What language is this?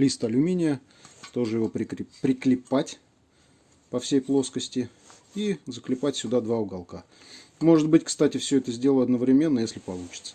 Russian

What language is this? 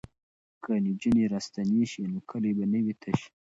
Pashto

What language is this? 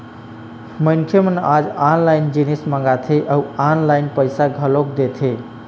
Chhattisgarhi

